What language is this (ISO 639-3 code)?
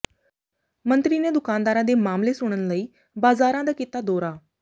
pan